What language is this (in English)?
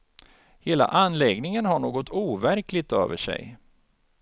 Swedish